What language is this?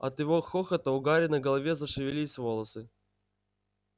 Russian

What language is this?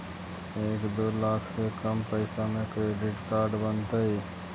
Magahi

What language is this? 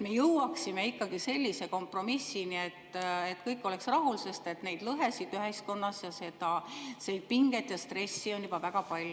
Estonian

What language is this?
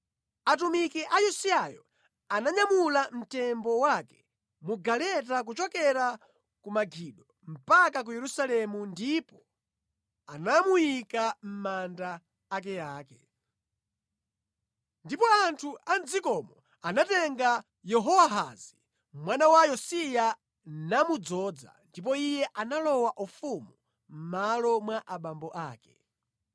Nyanja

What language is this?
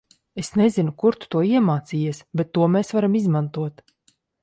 Latvian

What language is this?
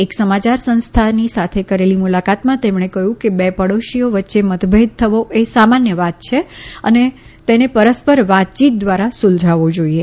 Gujarati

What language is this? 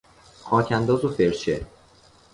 Persian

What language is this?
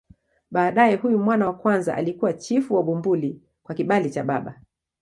Swahili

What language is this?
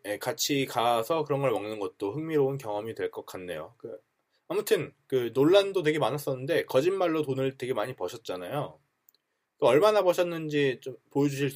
Korean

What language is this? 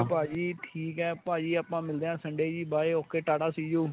Punjabi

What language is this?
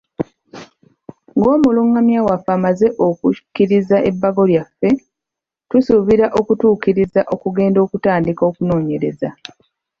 Ganda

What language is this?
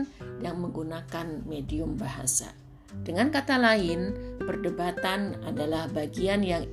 Indonesian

